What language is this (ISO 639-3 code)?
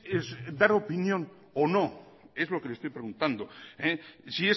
spa